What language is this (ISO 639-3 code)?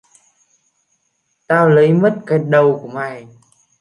vie